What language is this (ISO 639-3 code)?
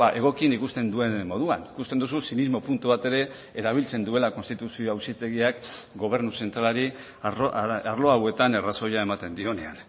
eus